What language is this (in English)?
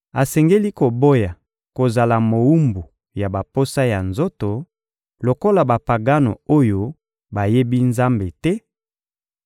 Lingala